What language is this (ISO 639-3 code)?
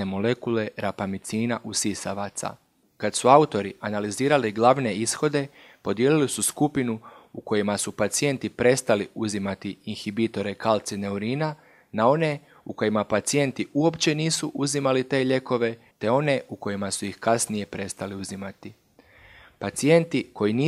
hrv